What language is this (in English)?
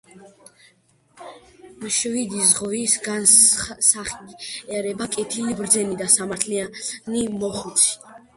Georgian